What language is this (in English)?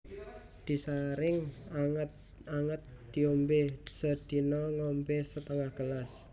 Javanese